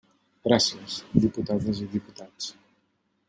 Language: Catalan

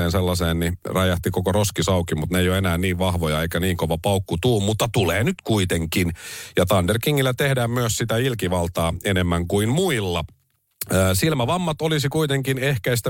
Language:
Finnish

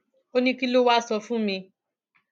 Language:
Yoruba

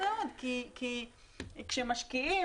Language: Hebrew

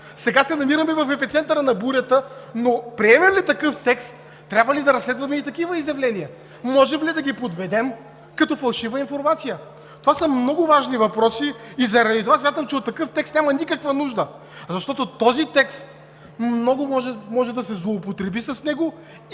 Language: Bulgarian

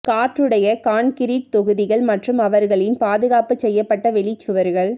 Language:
Tamil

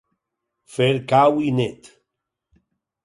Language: Catalan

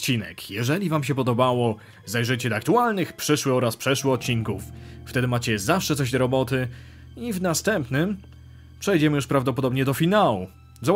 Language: Polish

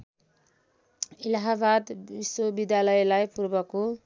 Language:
Nepali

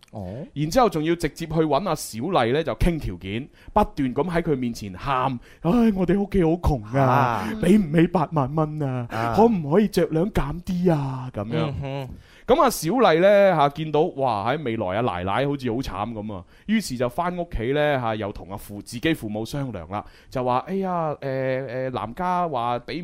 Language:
Chinese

